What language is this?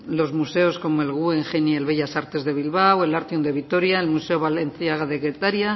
Spanish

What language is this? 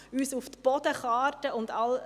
Swiss German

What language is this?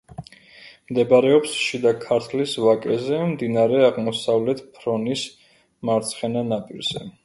Georgian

